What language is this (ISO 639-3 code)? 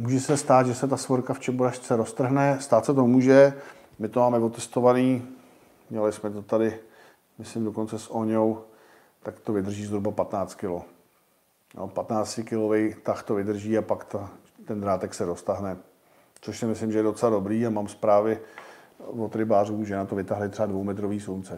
ces